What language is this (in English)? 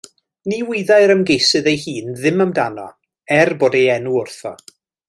Welsh